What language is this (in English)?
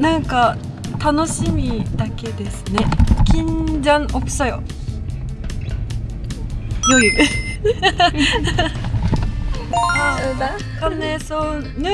Japanese